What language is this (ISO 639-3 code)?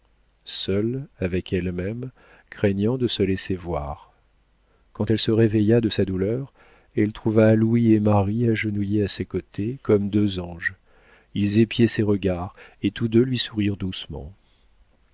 fra